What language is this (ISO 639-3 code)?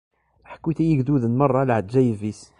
kab